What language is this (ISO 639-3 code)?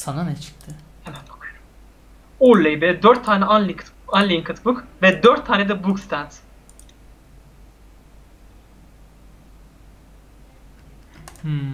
tur